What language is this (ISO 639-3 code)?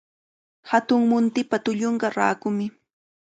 qvl